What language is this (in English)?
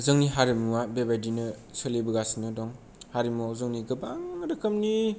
Bodo